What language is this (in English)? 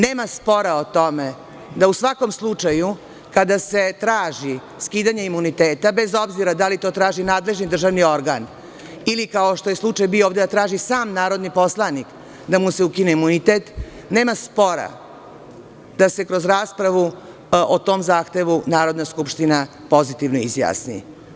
Serbian